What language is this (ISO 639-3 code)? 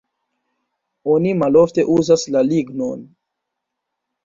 epo